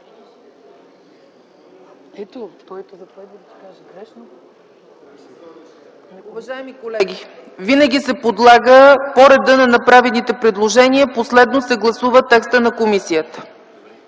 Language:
Bulgarian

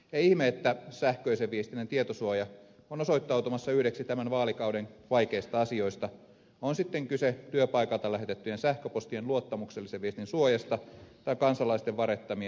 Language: Finnish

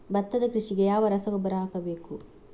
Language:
Kannada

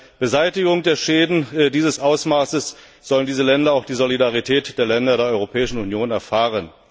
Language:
German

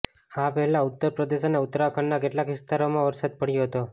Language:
Gujarati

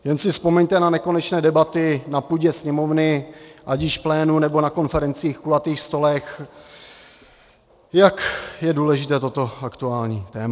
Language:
Czech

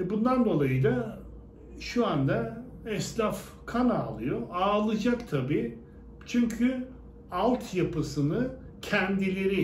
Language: Turkish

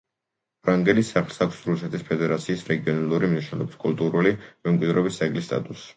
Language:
Georgian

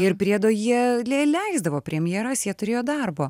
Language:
Lithuanian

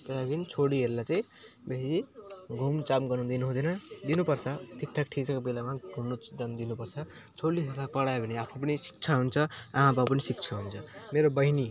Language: Nepali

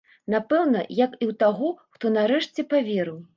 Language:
Belarusian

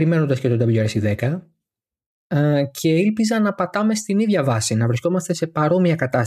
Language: Greek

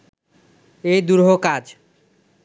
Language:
Bangla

